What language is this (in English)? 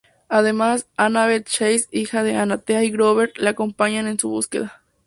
Spanish